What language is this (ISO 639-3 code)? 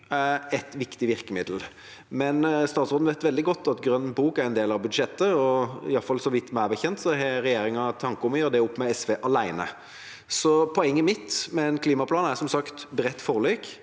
nor